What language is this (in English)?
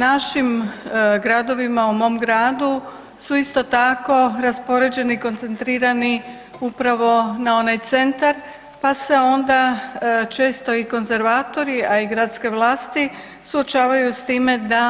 Croatian